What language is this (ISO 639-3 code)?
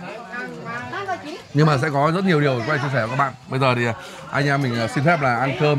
vie